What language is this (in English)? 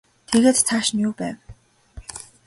Mongolian